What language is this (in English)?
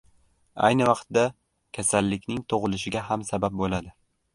Uzbek